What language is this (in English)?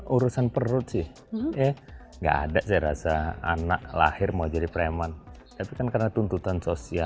Indonesian